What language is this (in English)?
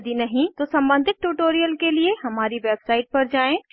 Hindi